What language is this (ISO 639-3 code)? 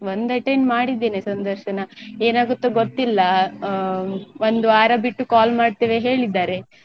kan